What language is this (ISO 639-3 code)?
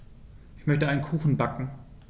deu